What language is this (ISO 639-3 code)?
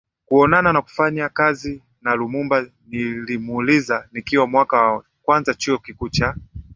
swa